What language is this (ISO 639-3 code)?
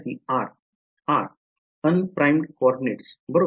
mar